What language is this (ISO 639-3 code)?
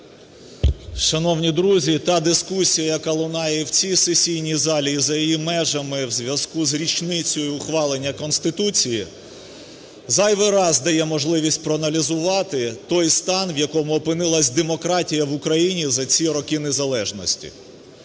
ukr